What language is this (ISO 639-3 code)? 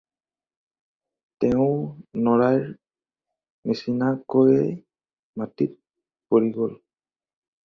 asm